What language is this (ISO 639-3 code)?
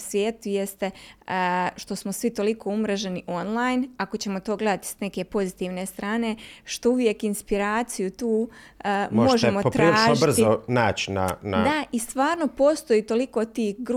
hrv